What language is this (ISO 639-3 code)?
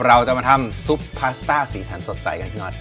tha